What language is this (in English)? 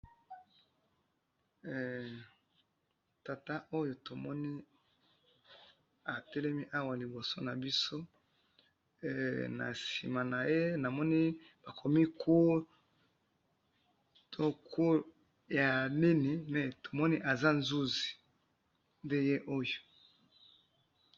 Lingala